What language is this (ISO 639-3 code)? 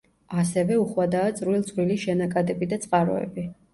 kat